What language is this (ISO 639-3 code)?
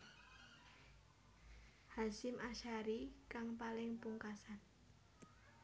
jav